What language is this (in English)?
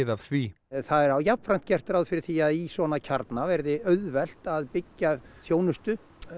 Icelandic